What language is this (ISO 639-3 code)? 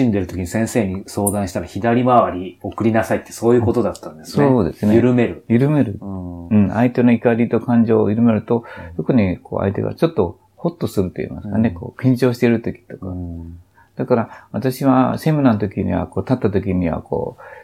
jpn